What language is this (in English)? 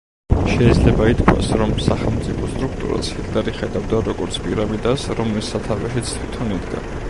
Georgian